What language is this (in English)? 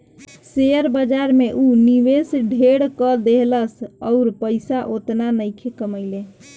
Bhojpuri